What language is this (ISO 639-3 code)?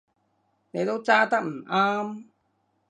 yue